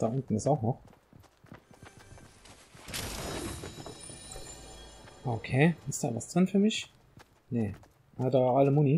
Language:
German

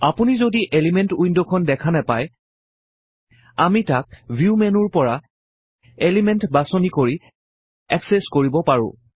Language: Assamese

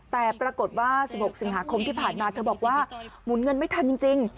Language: Thai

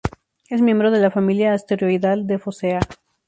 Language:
Spanish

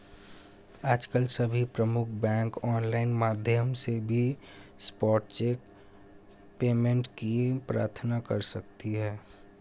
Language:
Hindi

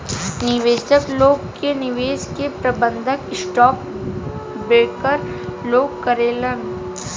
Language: Bhojpuri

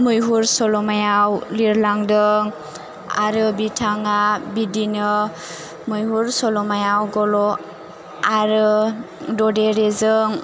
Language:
Bodo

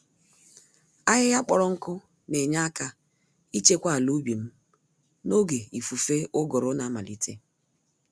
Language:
Igbo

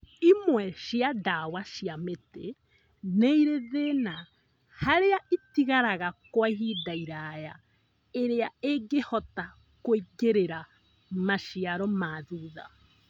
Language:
Kikuyu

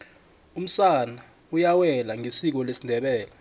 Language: South Ndebele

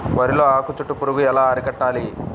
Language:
Telugu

